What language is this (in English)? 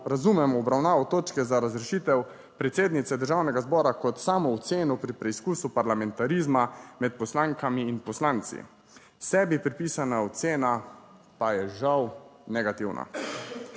Slovenian